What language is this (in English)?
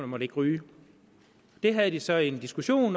Danish